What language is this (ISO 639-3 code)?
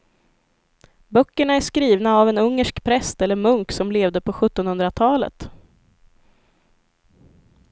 swe